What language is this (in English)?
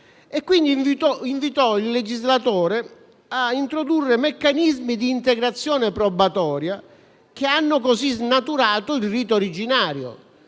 Italian